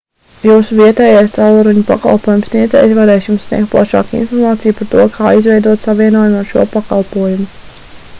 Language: Latvian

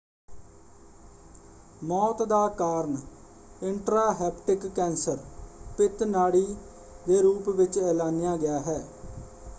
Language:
Punjabi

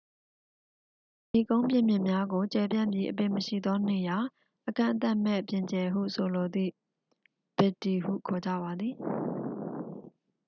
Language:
Burmese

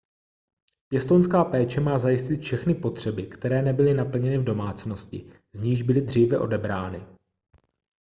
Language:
Czech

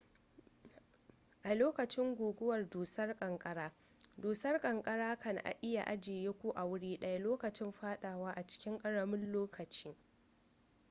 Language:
Hausa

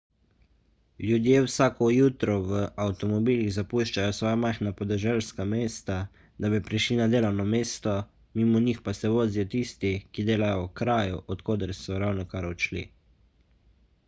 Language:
Slovenian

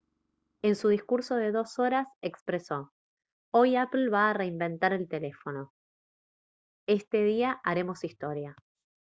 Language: Spanish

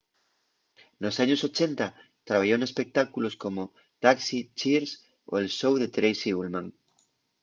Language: Asturian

